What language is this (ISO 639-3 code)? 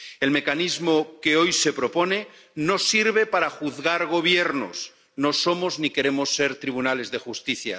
spa